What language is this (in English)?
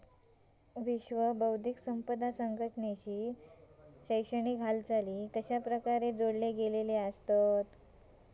Marathi